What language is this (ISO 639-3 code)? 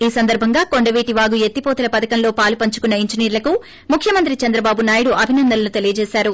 tel